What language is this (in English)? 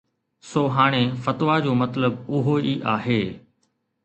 Sindhi